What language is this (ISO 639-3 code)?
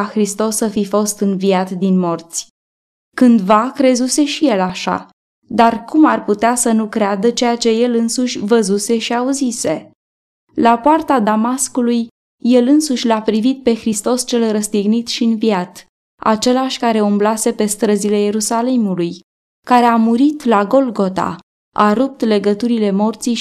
ron